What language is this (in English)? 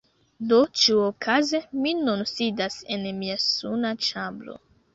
Esperanto